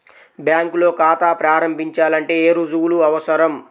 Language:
Telugu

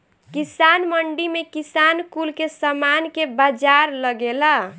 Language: Bhojpuri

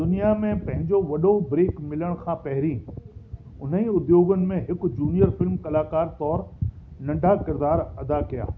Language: Sindhi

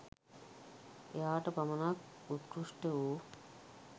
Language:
Sinhala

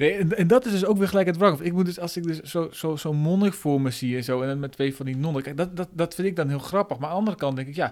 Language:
Dutch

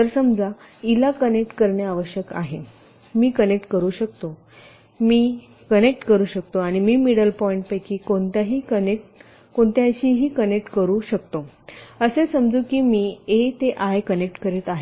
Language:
Marathi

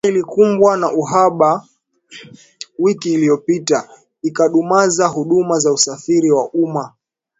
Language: Swahili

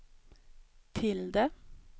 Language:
Swedish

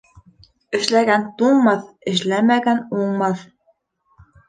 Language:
Bashkir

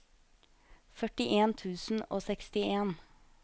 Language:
Norwegian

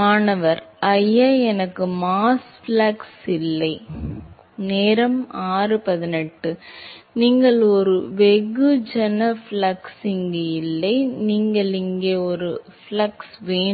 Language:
Tamil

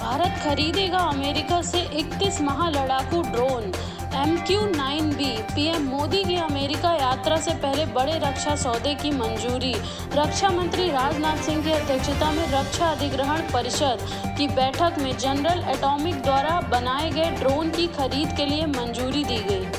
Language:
Hindi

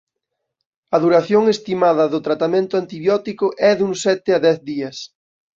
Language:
Galician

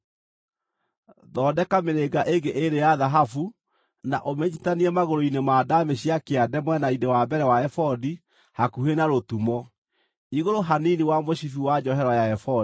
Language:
Kikuyu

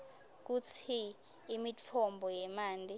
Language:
Swati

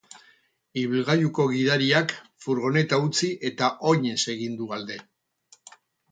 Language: Basque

